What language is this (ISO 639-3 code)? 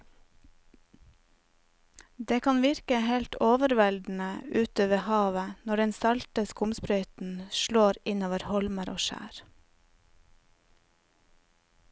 nor